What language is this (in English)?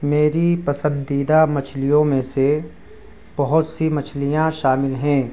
Urdu